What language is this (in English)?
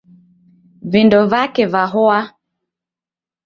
Taita